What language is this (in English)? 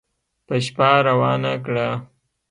Pashto